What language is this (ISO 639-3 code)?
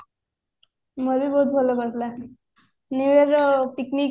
ori